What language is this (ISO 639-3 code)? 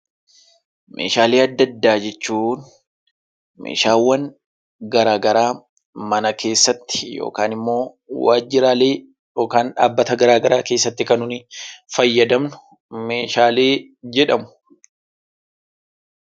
orm